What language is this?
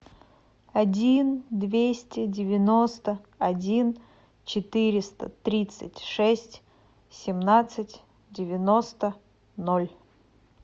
Russian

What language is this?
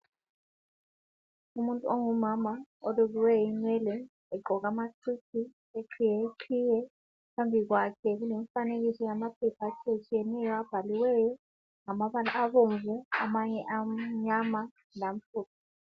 North Ndebele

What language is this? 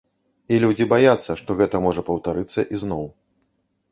Belarusian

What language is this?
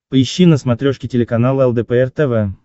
Russian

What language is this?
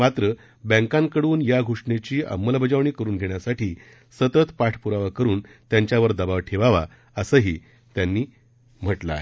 Marathi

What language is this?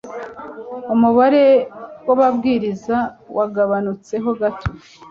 Kinyarwanda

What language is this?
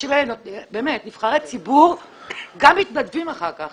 Hebrew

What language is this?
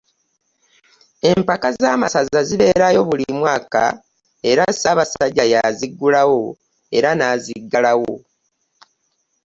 Ganda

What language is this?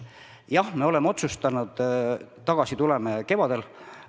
Estonian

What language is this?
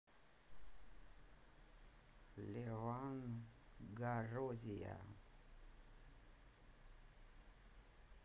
Russian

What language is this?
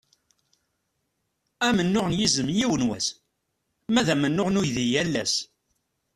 Kabyle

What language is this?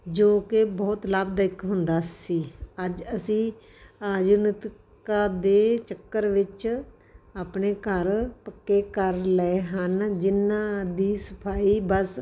Punjabi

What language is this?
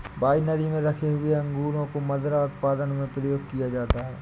Hindi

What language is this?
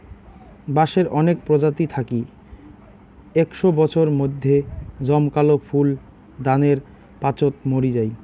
Bangla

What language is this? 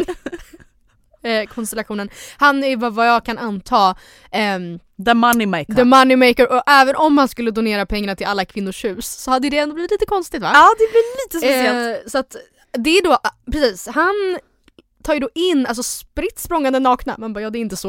Swedish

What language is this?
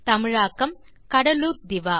Tamil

